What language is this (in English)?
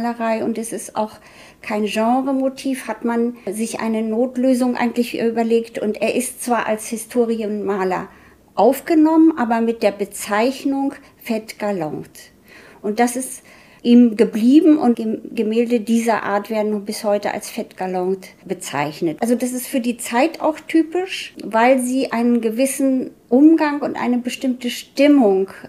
German